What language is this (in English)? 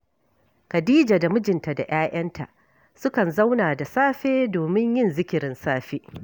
Hausa